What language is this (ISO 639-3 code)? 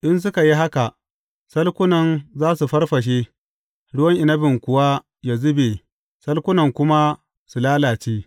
hau